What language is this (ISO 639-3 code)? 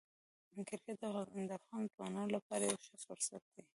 pus